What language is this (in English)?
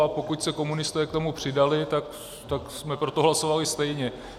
Czech